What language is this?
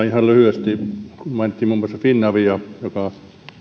Finnish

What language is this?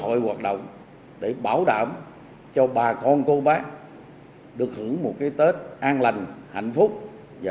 Vietnamese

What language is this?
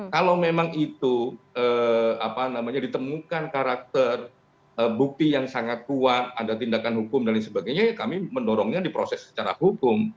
Indonesian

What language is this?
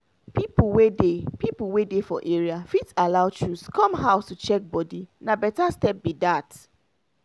Nigerian Pidgin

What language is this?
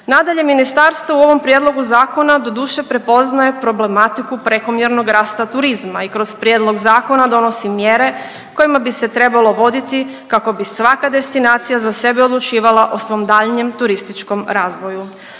Croatian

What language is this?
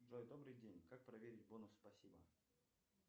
Russian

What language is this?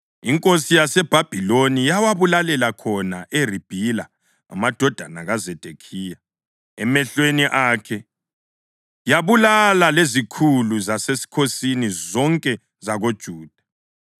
North Ndebele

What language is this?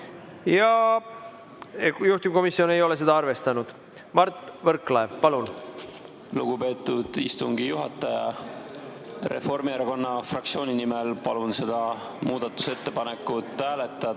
Estonian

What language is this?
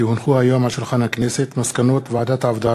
Hebrew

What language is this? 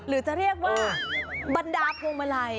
Thai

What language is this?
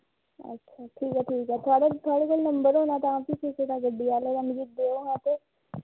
Dogri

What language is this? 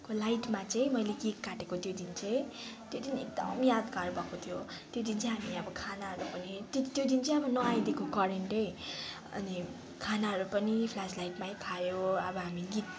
Nepali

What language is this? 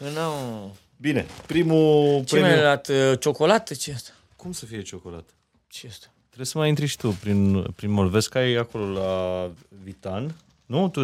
Romanian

